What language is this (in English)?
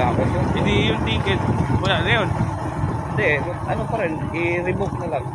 Filipino